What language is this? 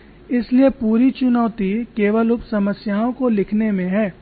Hindi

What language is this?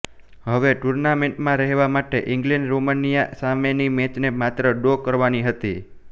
Gujarati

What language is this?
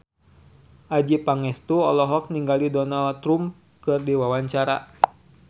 Sundanese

